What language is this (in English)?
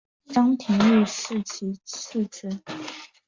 Chinese